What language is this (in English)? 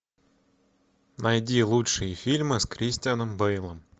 Russian